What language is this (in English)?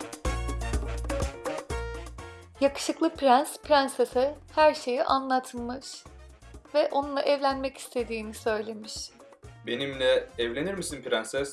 Turkish